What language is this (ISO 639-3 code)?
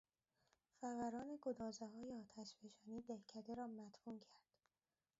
fas